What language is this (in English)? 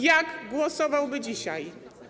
Polish